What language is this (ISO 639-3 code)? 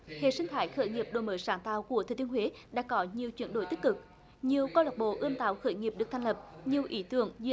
vie